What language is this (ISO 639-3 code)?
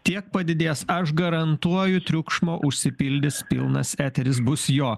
lit